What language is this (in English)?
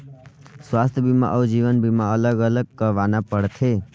Chhattisgarhi